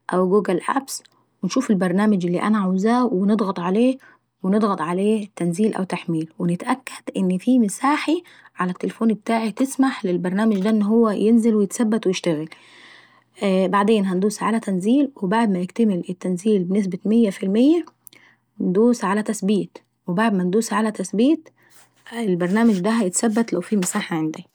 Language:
Saidi Arabic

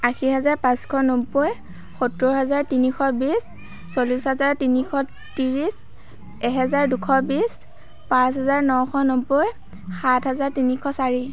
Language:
Assamese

